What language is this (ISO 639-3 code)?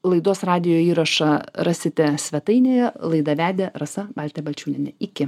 lit